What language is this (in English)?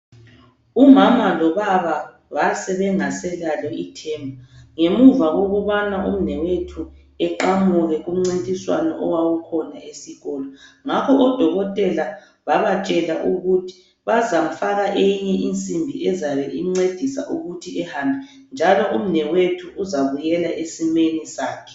North Ndebele